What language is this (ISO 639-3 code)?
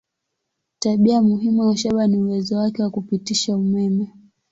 swa